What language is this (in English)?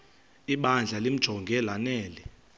Xhosa